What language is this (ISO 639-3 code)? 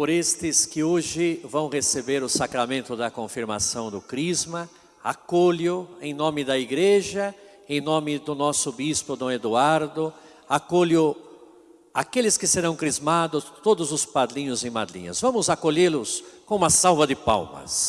por